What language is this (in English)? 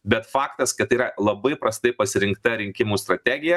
Lithuanian